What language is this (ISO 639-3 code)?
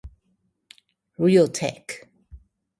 zho